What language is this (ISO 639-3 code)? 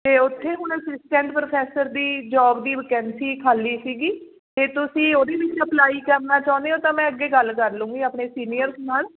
pan